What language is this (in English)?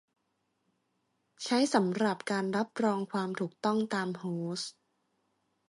Thai